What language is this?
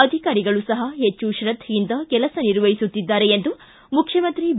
Kannada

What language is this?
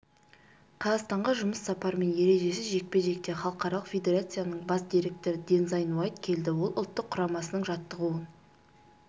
Kazakh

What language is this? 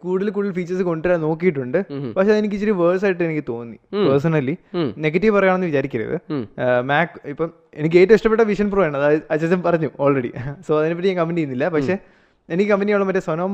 Malayalam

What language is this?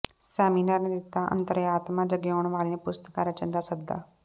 Punjabi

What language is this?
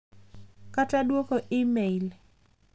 Luo (Kenya and Tanzania)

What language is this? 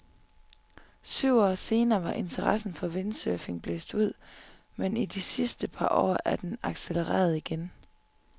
Danish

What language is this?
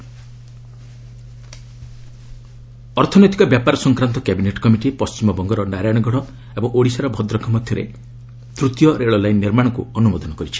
Odia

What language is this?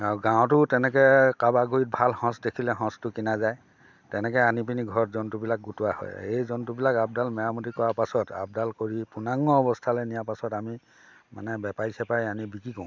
Assamese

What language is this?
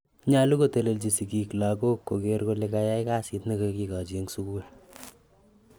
Kalenjin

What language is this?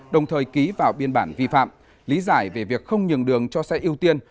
Vietnamese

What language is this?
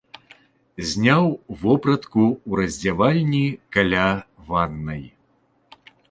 Belarusian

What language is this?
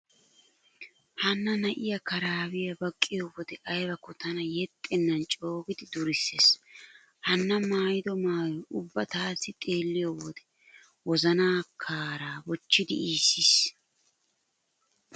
Wolaytta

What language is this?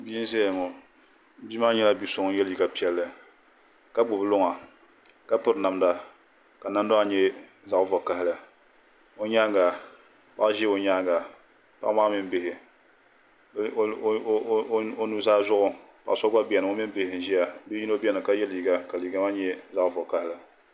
Dagbani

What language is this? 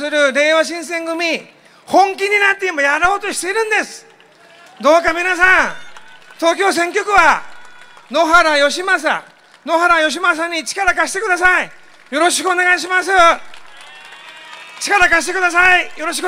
Japanese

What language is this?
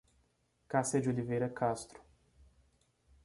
Portuguese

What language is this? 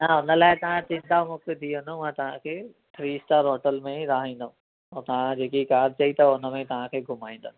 Sindhi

